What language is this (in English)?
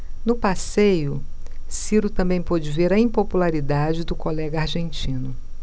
Portuguese